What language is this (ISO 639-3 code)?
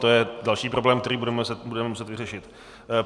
ces